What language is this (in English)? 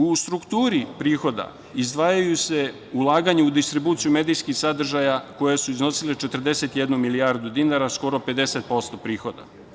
Serbian